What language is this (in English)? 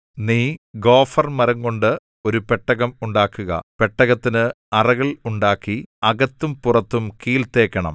Malayalam